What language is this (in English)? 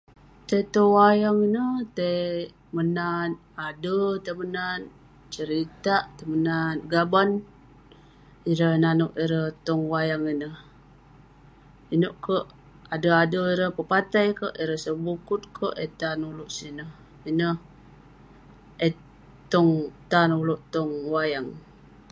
Western Penan